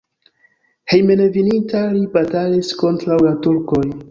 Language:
Esperanto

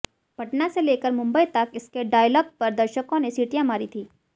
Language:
Hindi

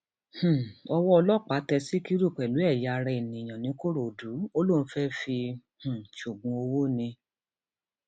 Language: Yoruba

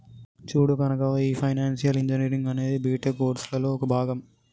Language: Telugu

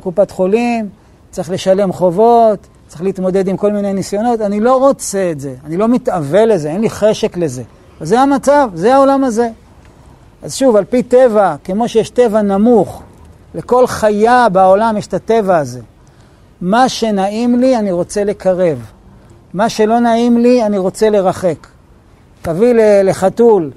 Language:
Hebrew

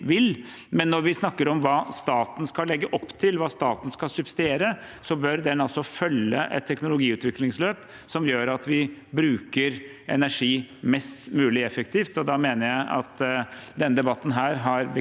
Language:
Norwegian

